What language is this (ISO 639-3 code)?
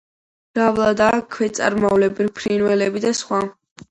kat